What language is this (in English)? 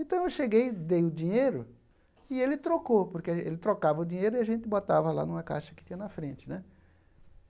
Portuguese